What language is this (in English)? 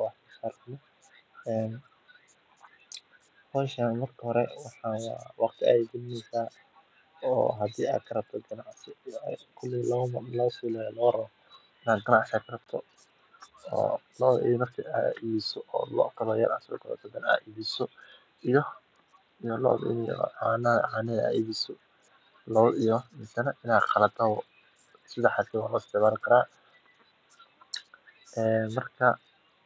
Somali